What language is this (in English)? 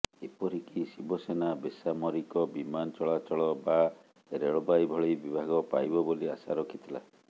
Odia